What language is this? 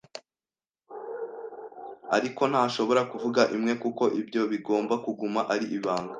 Kinyarwanda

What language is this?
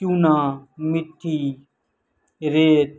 Urdu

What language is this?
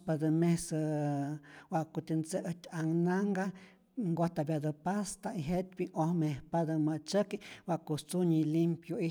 Rayón Zoque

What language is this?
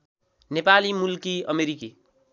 Nepali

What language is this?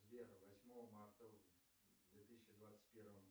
Russian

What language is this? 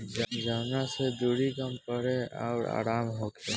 Bhojpuri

